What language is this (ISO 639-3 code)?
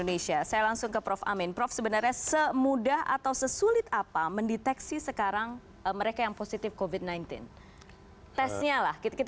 ind